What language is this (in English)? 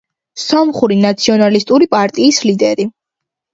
Georgian